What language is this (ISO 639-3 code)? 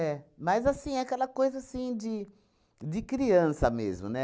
por